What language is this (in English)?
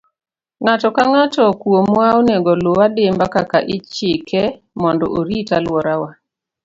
Luo (Kenya and Tanzania)